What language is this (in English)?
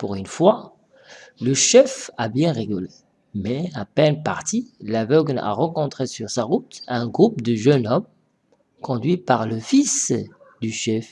French